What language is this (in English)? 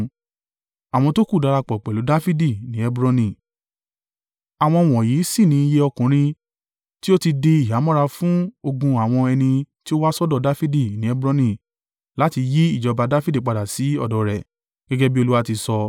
Yoruba